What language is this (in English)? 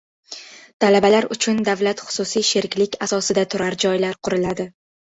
Uzbek